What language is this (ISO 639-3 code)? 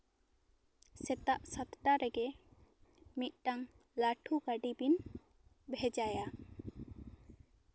sat